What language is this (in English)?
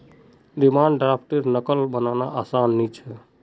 Magahi